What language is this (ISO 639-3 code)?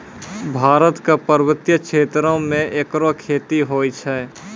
mai